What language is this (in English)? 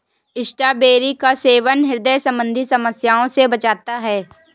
Hindi